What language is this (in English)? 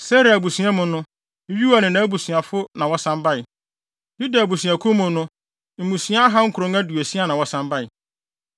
Akan